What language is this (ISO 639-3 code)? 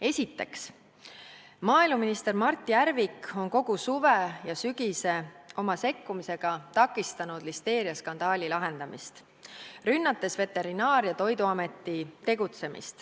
est